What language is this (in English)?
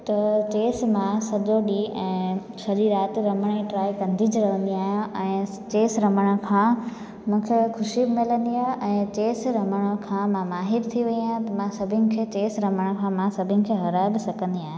Sindhi